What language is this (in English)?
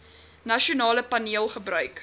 Afrikaans